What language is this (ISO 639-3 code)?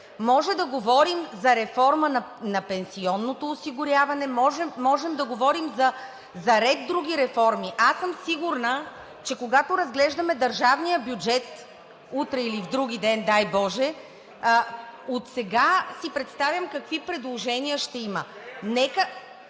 bul